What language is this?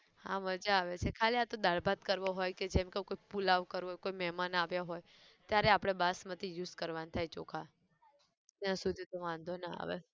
Gujarati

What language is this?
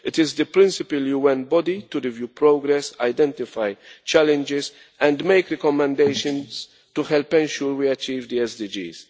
English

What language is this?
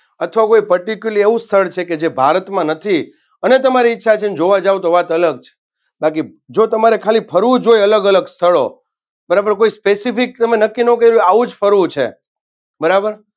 Gujarati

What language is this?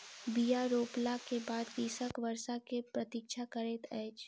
Maithili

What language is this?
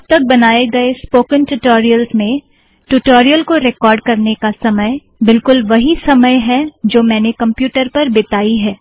Hindi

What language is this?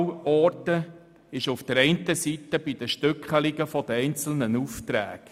Swiss German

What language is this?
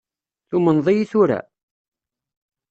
Kabyle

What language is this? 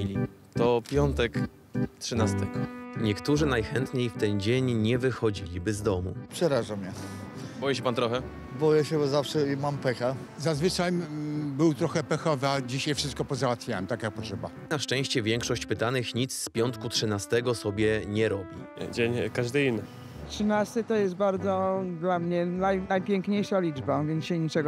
Polish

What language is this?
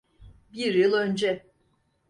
Turkish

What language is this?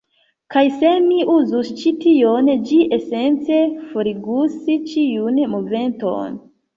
Esperanto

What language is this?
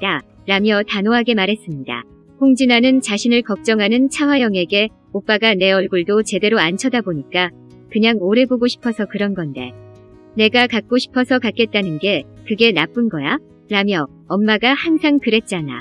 Korean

